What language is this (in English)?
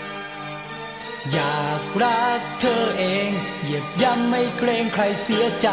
Thai